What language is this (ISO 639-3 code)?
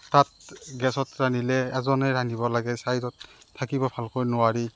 asm